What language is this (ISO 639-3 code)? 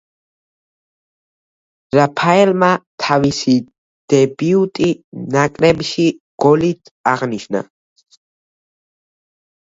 kat